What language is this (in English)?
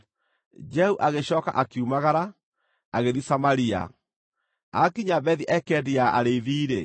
Kikuyu